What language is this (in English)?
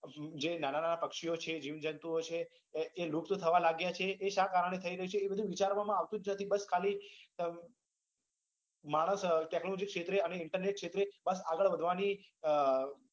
Gujarati